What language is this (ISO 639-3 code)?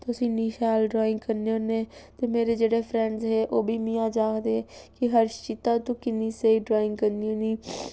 doi